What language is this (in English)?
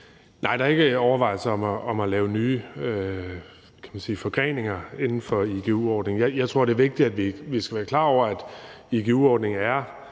Danish